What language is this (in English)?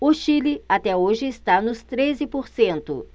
Portuguese